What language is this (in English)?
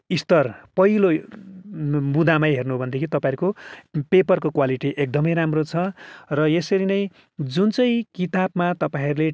Nepali